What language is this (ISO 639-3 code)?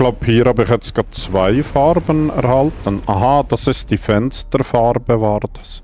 deu